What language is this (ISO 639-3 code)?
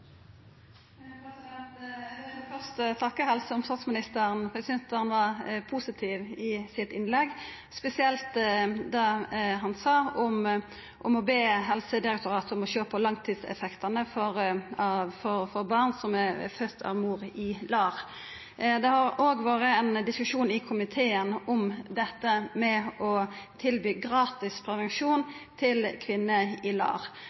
nor